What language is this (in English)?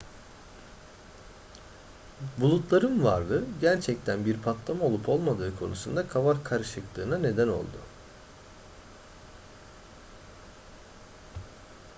Turkish